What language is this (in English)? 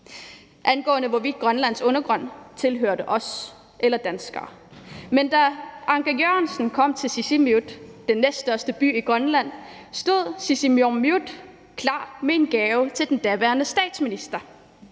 Danish